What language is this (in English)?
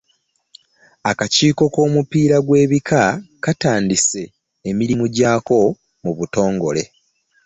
Ganda